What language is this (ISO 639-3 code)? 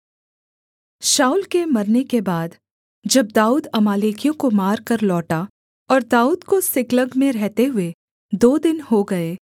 hin